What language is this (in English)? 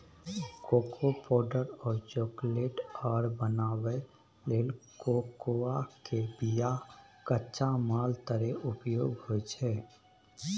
Maithili